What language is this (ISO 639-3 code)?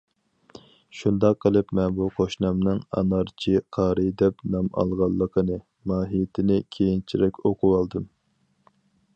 uig